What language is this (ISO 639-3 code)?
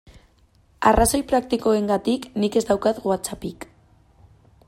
eus